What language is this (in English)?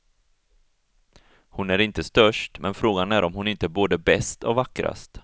Swedish